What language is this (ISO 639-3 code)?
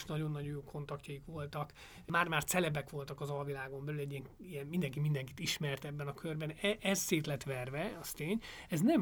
hun